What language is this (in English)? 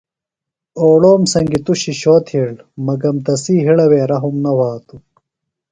Phalura